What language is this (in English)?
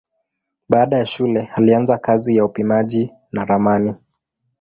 Swahili